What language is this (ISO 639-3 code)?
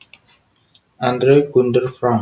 jav